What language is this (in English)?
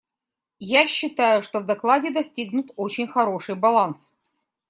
Russian